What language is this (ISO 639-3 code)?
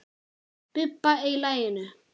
isl